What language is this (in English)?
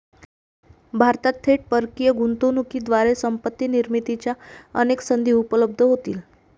Marathi